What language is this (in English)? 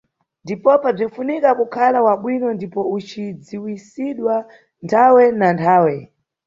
Nyungwe